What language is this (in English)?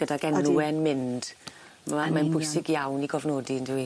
Welsh